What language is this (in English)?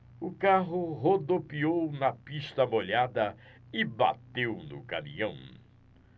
Portuguese